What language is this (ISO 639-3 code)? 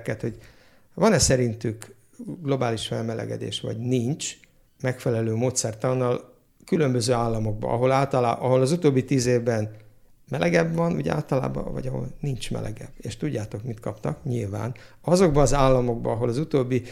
hun